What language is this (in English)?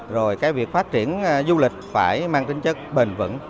Vietnamese